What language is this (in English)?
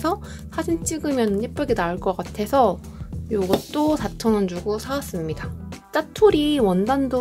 Korean